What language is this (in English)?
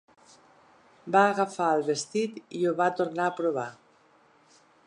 Catalan